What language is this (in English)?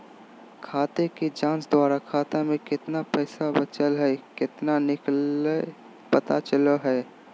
Magahi